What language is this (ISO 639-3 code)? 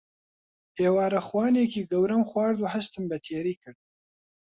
ckb